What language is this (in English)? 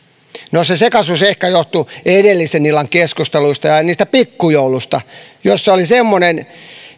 Finnish